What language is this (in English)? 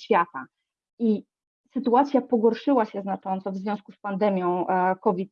Polish